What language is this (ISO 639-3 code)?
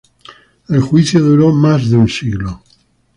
spa